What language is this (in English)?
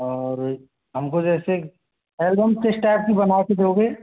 Hindi